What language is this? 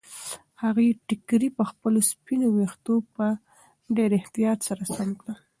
Pashto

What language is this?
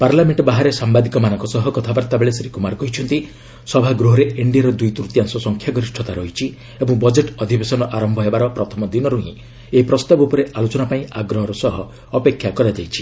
Odia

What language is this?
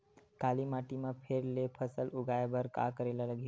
Chhattisgarhi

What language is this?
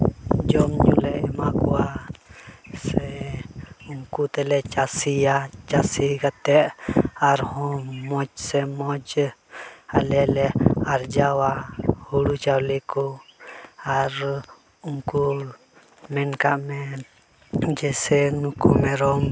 Santali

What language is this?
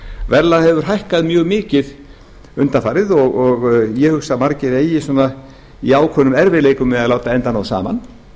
Icelandic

